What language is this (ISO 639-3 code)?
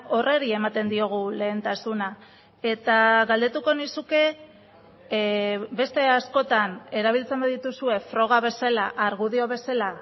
eus